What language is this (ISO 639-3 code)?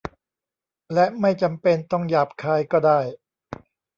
tha